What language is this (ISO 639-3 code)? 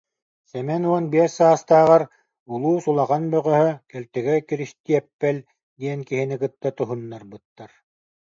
sah